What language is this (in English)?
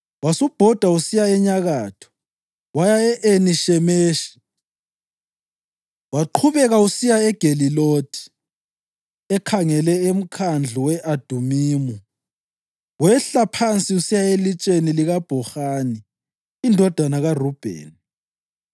North Ndebele